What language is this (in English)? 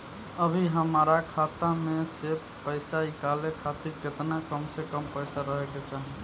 Bhojpuri